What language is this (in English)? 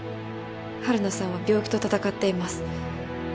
Japanese